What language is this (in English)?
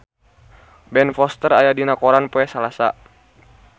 Sundanese